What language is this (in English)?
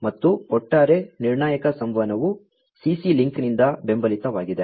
Kannada